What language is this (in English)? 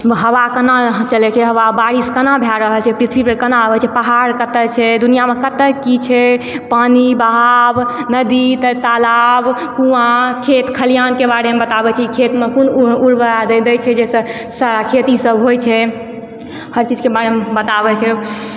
Maithili